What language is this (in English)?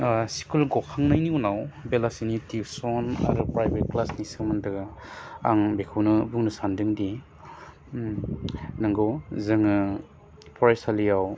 Bodo